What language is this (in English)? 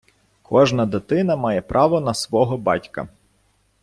Ukrainian